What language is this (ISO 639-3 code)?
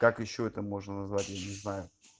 rus